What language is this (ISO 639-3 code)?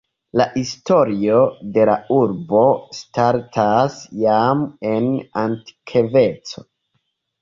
epo